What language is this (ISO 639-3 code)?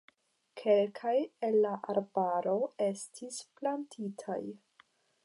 epo